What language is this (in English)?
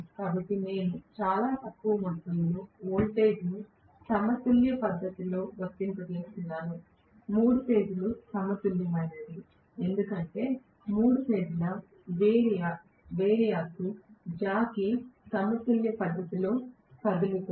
Telugu